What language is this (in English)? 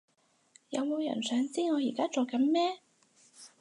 Cantonese